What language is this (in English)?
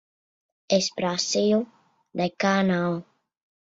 Latvian